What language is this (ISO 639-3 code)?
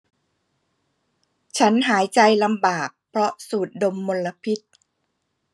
tha